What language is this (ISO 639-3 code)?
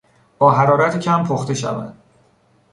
fas